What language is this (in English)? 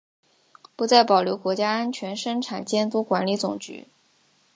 Chinese